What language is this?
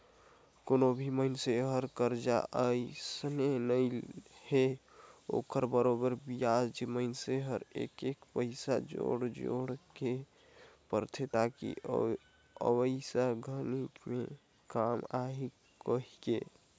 Chhattisgarhi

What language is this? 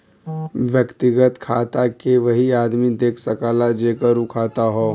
Bhojpuri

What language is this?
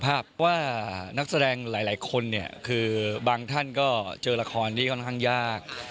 Thai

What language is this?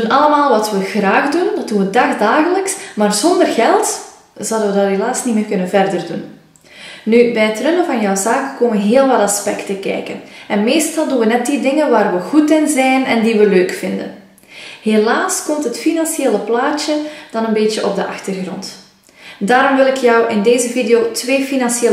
Dutch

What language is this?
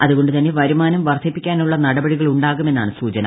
Malayalam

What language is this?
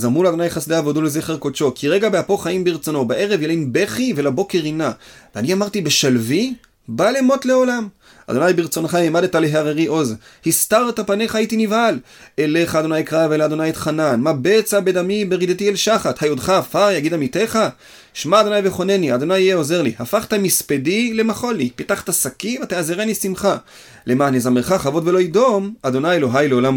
Hebrew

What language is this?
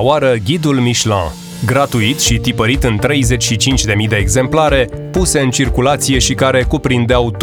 Romanian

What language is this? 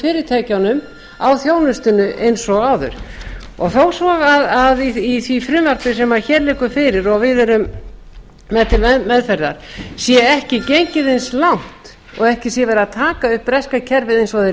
Icelandic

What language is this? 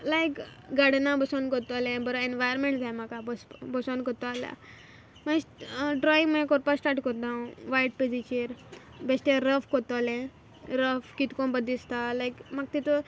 Konkani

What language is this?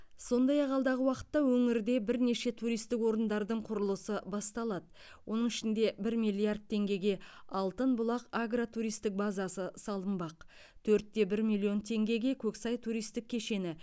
Kazakh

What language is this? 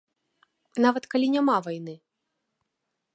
Belarusian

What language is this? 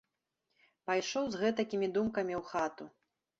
Belarusian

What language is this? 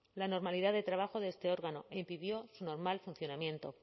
Spanish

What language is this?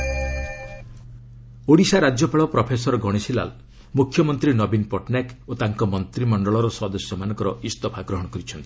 Odia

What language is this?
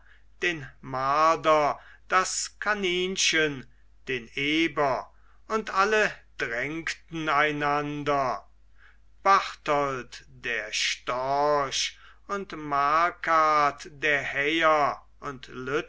German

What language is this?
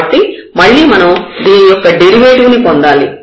Telugu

